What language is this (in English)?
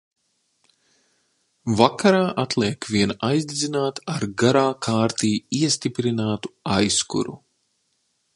Latvian